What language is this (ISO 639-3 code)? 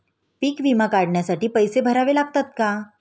mar